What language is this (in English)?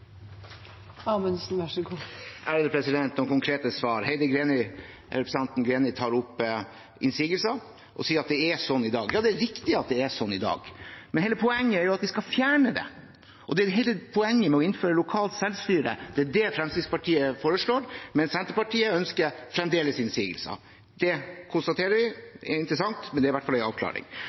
Norwegian Bokmål